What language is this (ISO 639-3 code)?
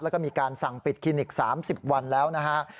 tha